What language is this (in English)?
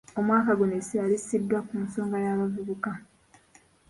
Ganda